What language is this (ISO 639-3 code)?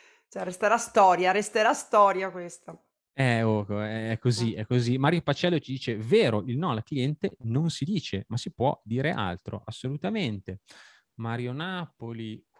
ita